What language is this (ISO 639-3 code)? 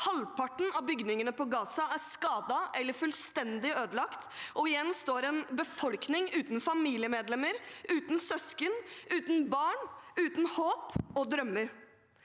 nor